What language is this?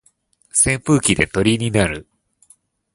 Japanese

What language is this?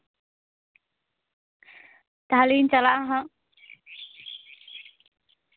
Santali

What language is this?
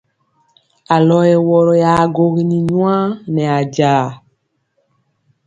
Mpiemo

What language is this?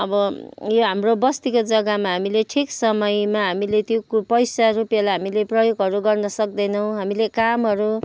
Nepali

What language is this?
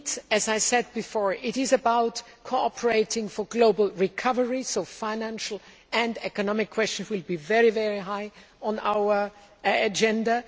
English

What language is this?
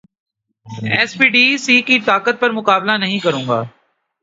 Urdu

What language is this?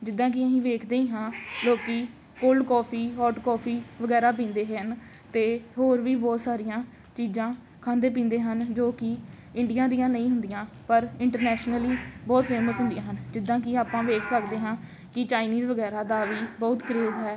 Punjabi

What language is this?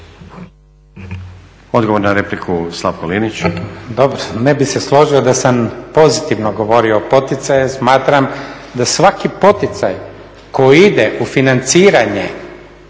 Croatian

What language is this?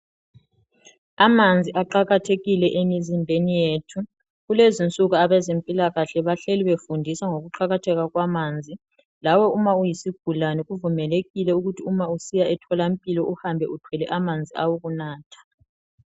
North Ndebele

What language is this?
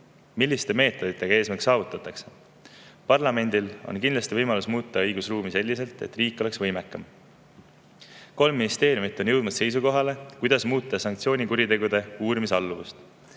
Estonian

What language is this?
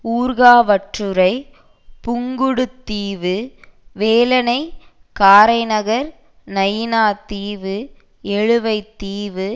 Tamil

